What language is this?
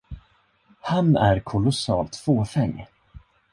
Swedish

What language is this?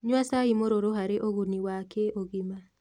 Kikuyu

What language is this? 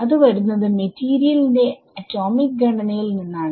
Malayalam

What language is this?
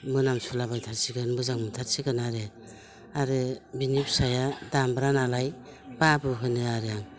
Bodo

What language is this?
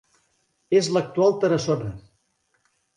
Catalan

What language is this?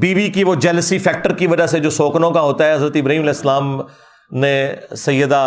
Urdu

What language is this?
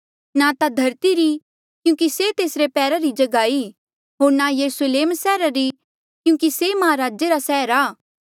Mandeali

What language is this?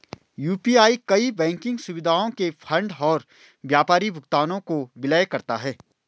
Hindi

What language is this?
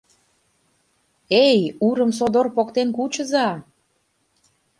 Mari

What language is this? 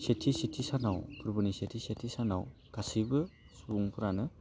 Bodo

